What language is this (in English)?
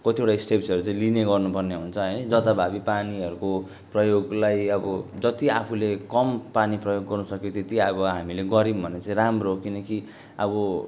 Nepali